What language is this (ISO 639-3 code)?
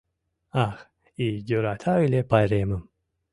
chm